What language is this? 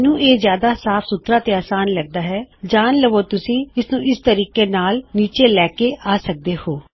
Punjabi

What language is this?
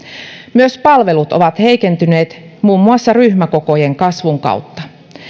Finnish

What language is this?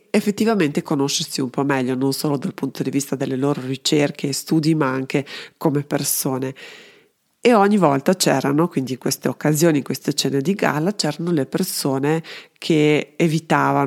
Italian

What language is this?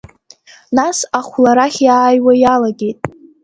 Abkhazian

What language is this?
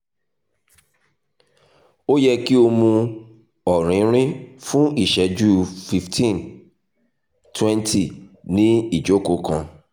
Yoruba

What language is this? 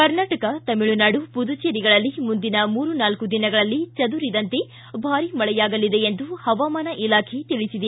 Kannada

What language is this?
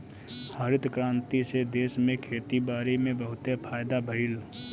Bhojpuri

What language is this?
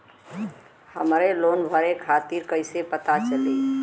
Bhojpuri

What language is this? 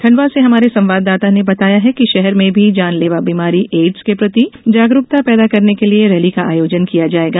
Hindi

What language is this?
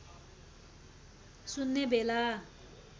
Nepali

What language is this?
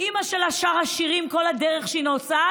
Hebrew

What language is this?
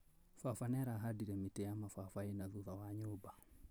Kikuyu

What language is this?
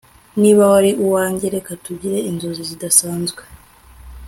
Kinyarwanda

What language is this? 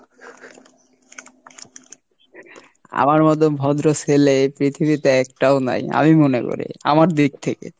Bangla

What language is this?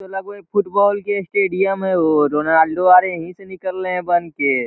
Magahi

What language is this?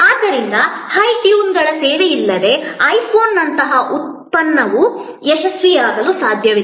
Kannada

